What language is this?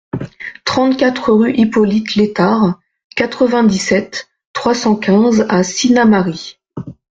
French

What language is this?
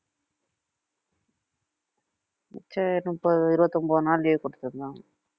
Tamil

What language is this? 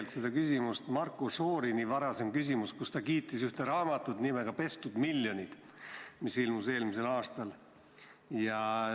Estonian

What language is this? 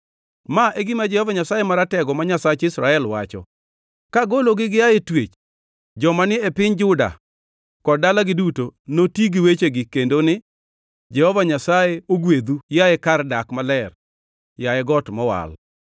Luo (Kenya and Tanzania)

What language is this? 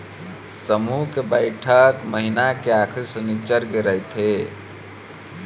Chhattisgarhi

